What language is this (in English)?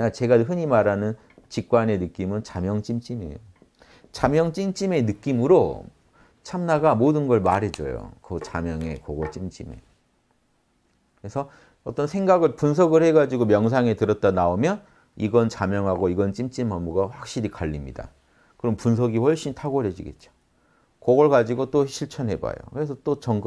Korean